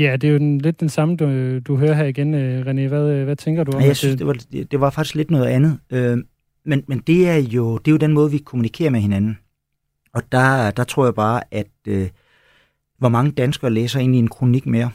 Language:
Danish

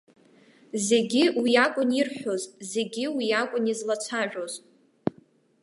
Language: Abkhazian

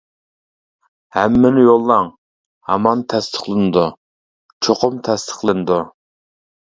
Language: Uyghur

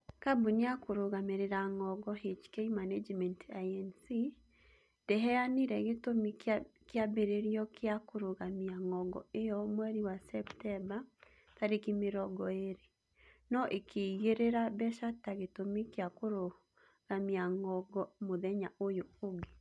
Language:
Kikuyu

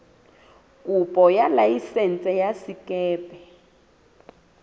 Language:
Southern Sotho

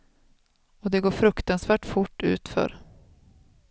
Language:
Swedish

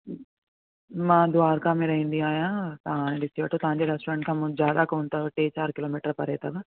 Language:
Sindhi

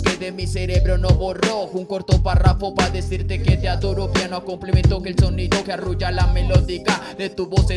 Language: Spanish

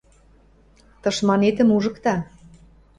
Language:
Western Mari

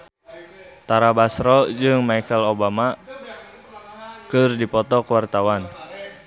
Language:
Sundanese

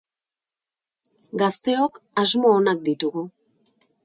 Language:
Basque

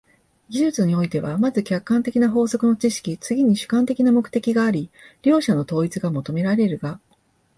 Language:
Japanese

